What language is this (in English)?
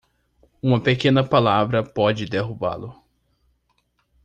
Portuguese